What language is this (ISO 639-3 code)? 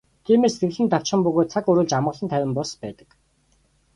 mon